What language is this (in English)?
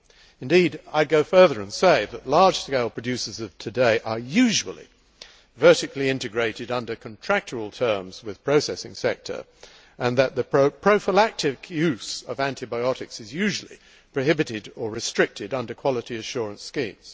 English